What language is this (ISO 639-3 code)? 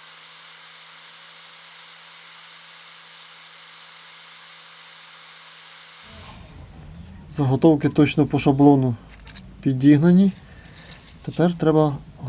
ukr